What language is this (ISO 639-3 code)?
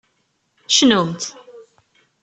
kab